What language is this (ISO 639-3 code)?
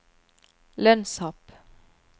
nor